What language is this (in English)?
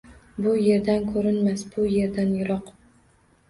Uzbek